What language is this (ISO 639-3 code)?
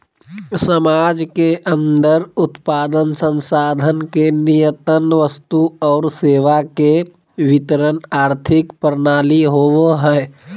mag